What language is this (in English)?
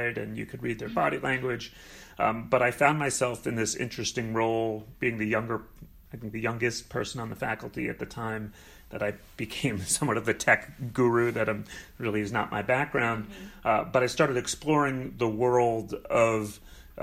English